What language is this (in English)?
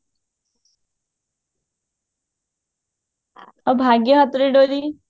Odia